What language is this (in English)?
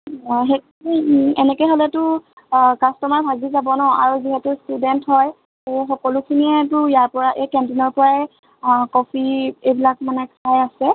Assamese